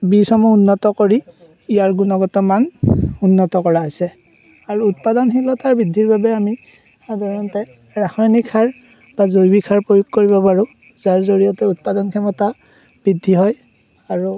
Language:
Assamese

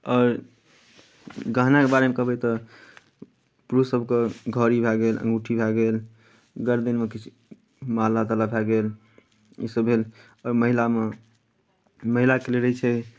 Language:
Maithili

